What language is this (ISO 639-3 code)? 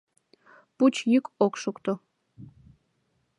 chm